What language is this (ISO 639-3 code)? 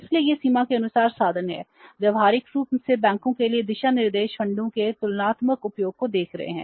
hin